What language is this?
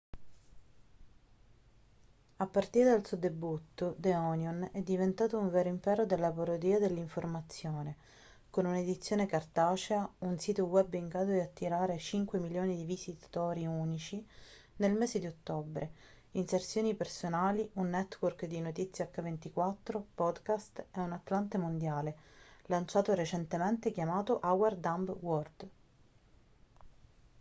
Italian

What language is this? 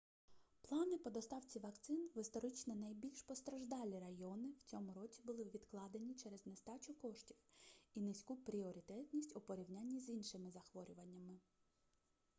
Ukrainian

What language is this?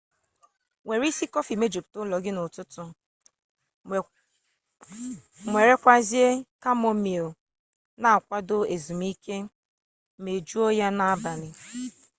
Igbo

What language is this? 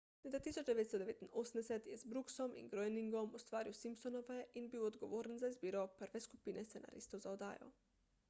Slovenian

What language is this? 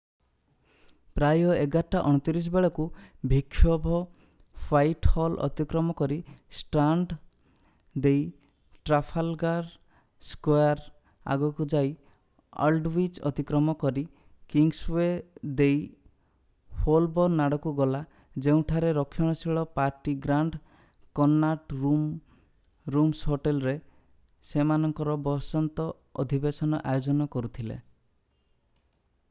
Odia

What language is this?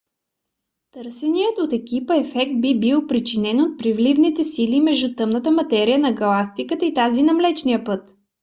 Bulgarian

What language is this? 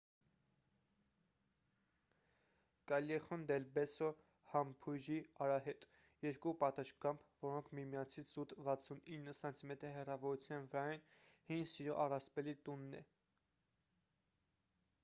Armenian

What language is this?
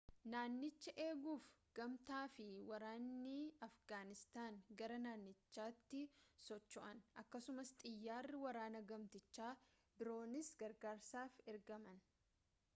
Oromo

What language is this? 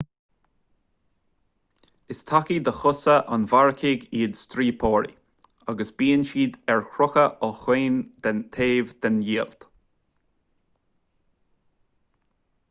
Irish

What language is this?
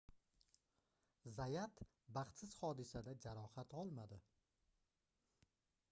Uzbek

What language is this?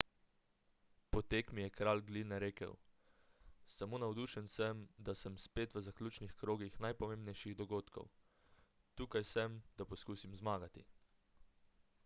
Slovenian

